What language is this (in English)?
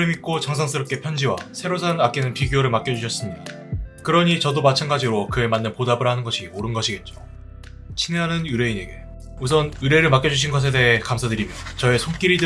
Korean